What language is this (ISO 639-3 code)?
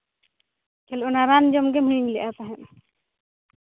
sat